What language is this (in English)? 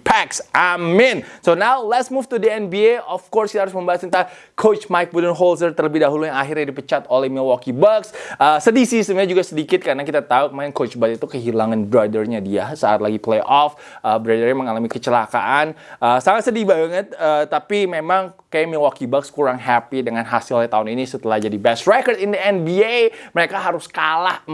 Indonesian